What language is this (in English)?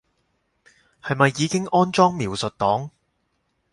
Cantonese